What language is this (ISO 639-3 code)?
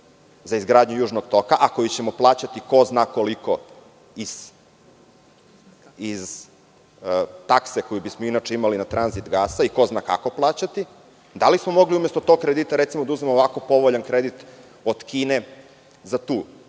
srp